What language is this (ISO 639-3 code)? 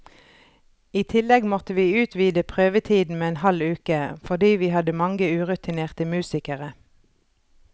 nor